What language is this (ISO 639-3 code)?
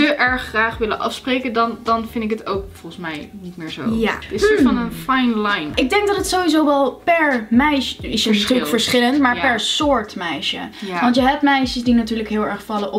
nld